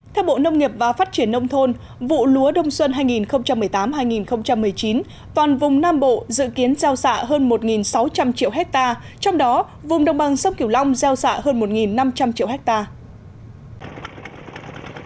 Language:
Vietnamese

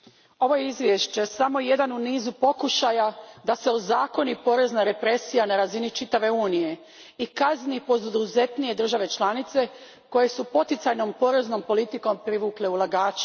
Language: Croatian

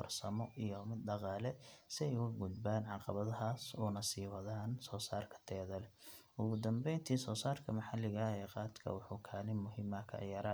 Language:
Somali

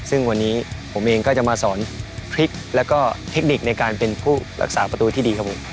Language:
Thai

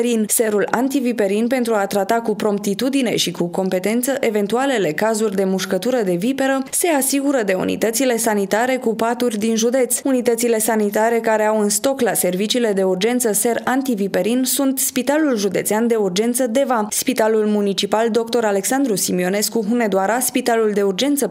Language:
Romanian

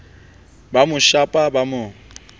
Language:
Southern Sotho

